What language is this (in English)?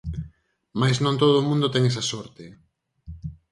Galician